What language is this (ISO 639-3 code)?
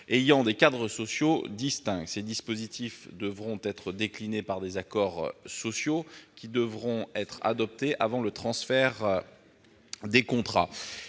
fra